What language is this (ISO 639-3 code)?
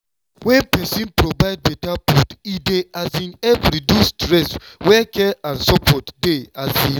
pcm